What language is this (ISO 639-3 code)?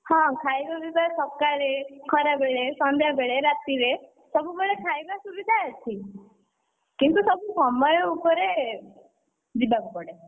ori